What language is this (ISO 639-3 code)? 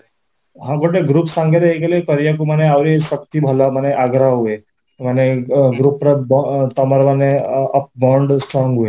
ori